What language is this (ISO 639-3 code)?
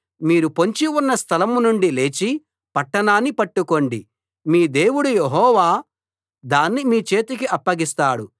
tel